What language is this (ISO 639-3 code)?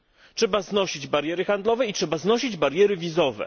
pol